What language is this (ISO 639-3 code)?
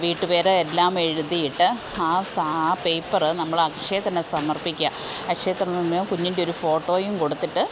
mal